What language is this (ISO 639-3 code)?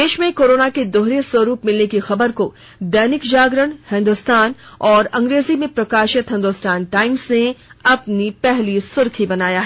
hin